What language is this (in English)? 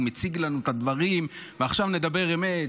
Hebrew